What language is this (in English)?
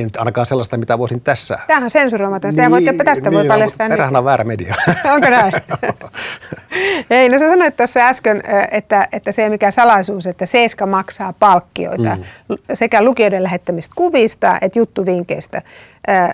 Finnish